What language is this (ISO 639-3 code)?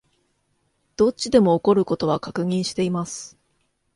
jpn